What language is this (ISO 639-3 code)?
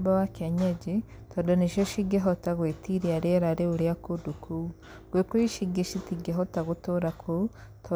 kik